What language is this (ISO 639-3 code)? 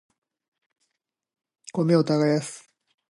jpn